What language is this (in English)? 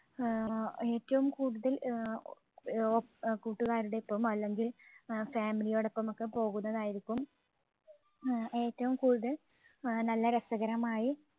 Malayalam